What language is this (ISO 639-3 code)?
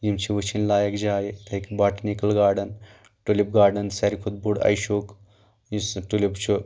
kas